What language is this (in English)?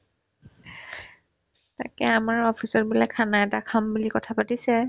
Assamese